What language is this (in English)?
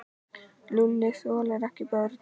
Icelandic